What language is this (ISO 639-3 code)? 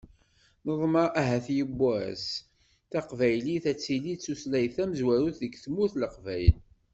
kab